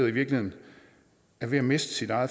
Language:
Danish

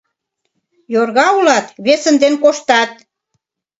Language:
Mari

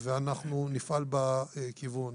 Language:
Hebrew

